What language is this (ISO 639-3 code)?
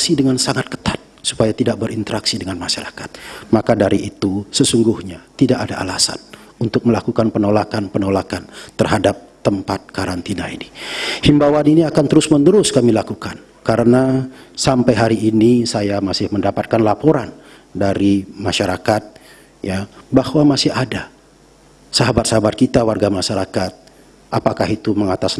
ind